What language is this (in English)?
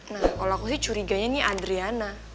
Indonesian